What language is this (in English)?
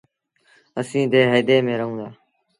Sindhi Bhil